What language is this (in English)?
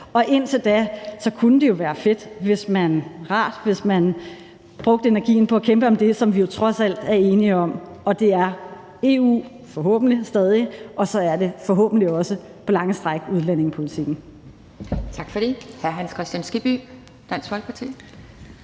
Danish